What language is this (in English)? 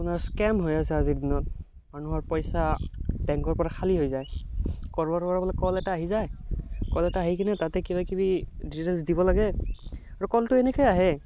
Assamese